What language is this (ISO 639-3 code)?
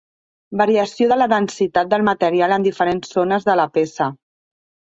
cat